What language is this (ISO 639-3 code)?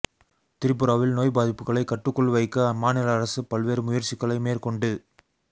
tam